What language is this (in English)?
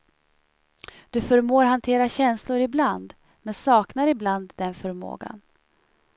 Swedish